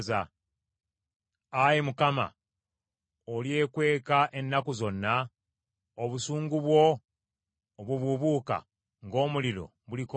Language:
Ganda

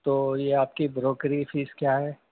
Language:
Urdu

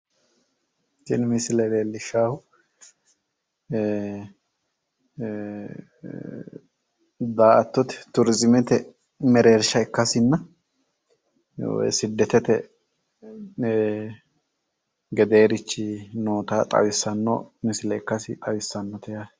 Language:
Sidamo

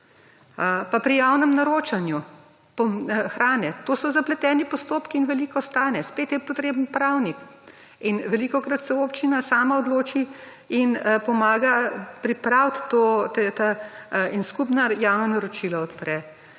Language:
Slovenian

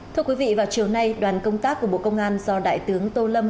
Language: Vietnamese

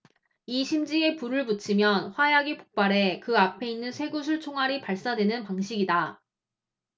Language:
Korean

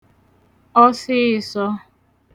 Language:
Igbo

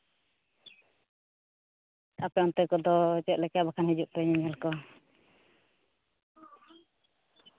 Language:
Santali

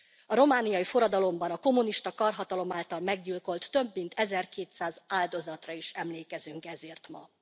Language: Hungarian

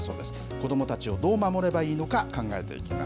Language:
Japanese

